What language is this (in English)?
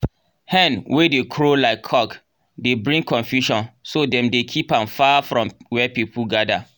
Nigerian Pidgin